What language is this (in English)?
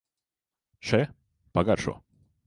Latvian